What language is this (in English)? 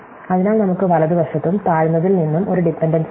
Malayalam